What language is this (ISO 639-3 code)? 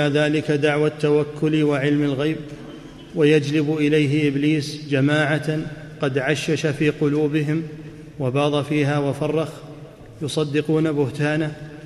ara